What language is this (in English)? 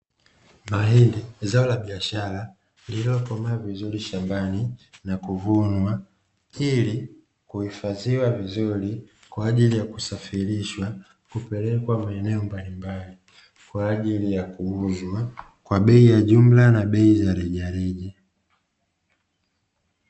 Swahili